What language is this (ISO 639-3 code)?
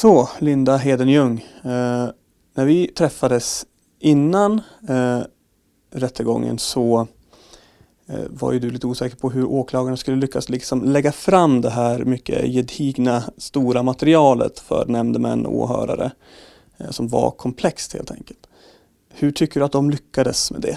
swe